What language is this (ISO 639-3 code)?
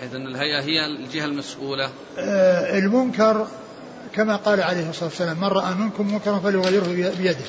ara